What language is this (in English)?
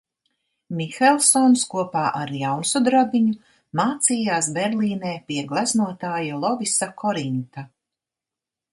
Latvian